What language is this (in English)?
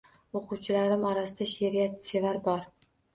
Uzbek